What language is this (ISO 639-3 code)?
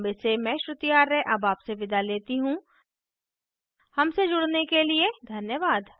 hin